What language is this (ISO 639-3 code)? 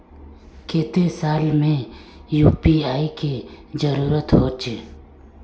mag